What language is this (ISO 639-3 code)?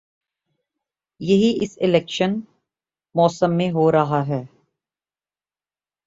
urd